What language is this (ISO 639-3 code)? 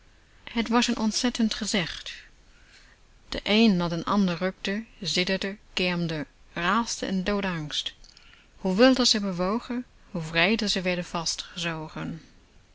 nld